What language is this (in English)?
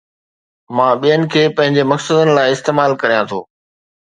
Sindhi